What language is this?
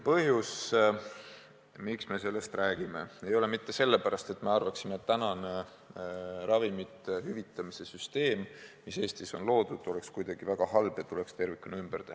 Estonian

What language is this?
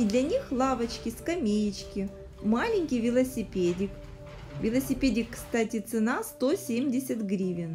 Russian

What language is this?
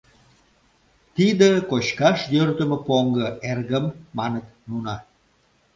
Mari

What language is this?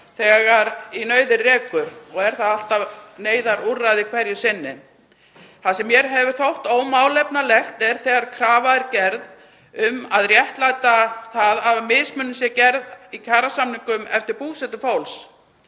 Icelandic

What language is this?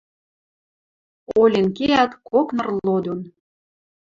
Western Mari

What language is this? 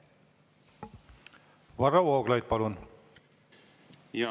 Estonian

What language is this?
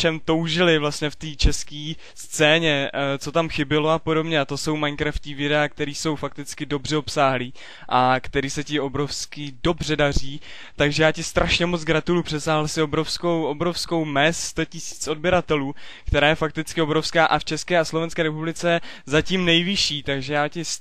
Czech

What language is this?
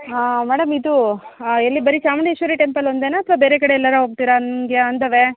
Kannada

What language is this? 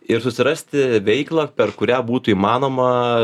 Lithuanian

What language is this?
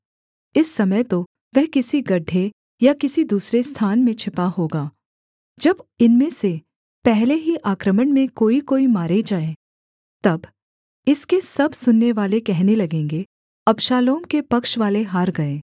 Hindi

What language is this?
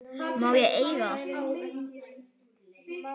Icelandic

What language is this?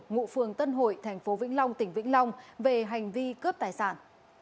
Vietnamese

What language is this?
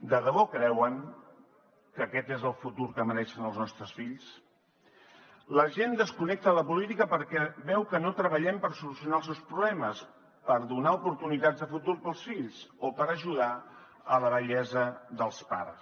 Catalan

